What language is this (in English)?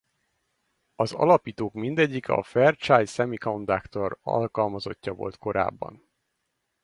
Hungarian